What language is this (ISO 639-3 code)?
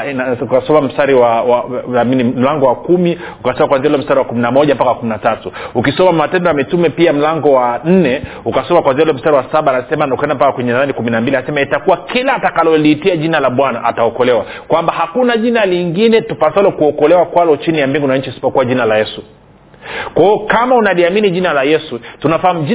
swa